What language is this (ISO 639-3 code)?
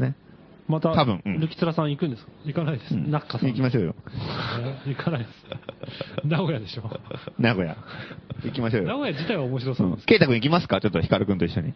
jpn